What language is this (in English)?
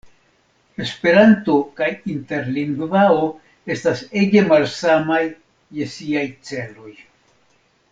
Esperanto